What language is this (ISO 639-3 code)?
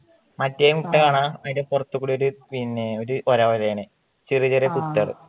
mal